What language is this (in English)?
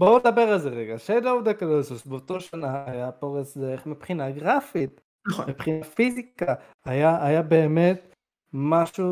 Hebrew